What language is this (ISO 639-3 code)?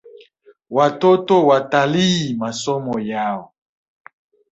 swa